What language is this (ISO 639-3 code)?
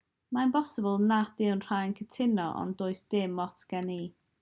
cym